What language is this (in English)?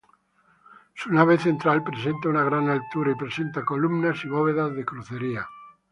Spanish